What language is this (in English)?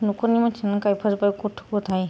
Bodo